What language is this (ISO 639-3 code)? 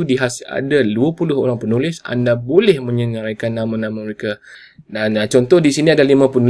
msa